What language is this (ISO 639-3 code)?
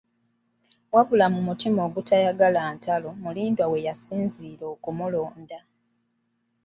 lug